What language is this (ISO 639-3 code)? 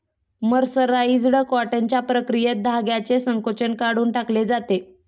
mar